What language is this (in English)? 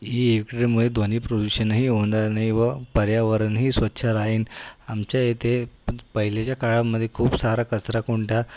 Marathi